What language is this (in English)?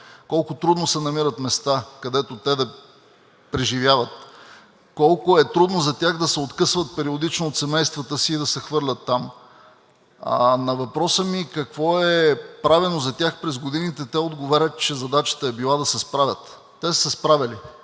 Bulgarian